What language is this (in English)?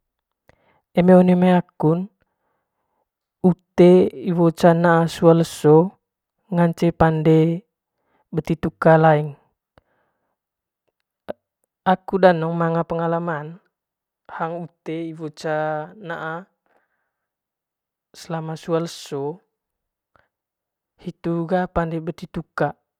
Manggarai